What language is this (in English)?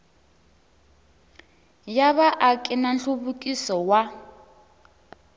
Tsonga